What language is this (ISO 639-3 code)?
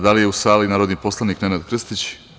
srp